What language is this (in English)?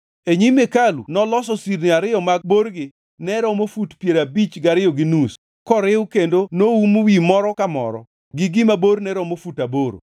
Luo (Kenya and Tanzania)